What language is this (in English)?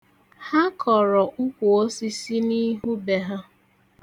Igbo